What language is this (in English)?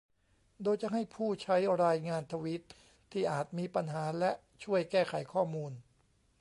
Thai